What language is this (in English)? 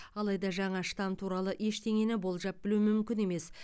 Kazakh